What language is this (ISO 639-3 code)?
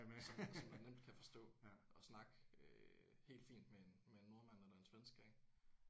dan